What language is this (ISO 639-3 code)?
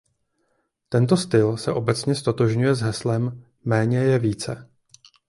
ces